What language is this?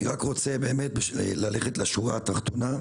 Hebrew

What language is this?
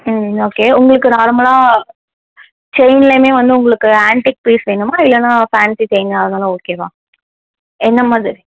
Tamil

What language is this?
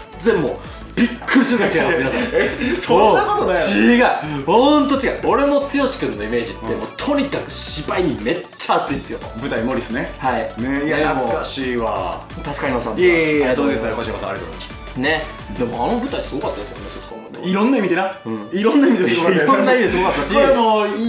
Japanese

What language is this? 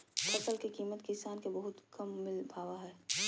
Magahi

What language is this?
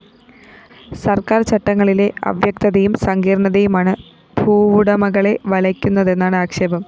Malayalam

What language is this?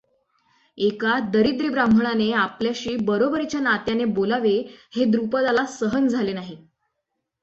Marathi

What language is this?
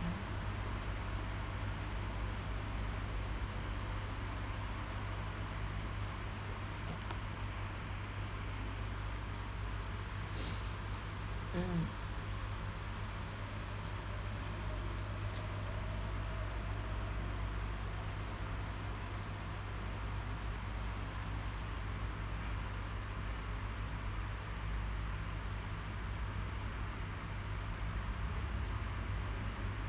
English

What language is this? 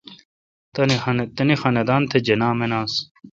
Kalkoti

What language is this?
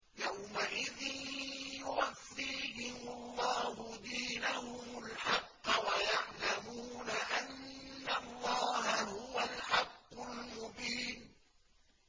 Arabic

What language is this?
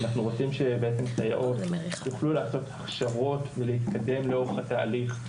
Hebrew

